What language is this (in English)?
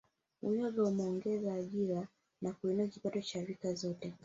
Swahili